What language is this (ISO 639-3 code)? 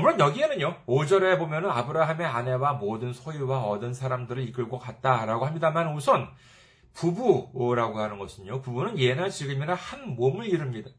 kor